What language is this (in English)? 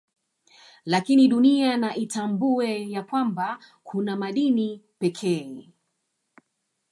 Swahili